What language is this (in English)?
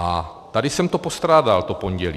Czech